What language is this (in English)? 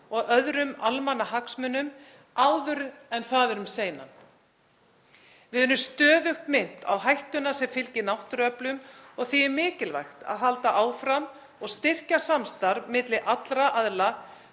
Icelandic